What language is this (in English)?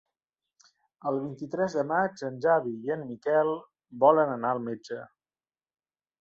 Catalan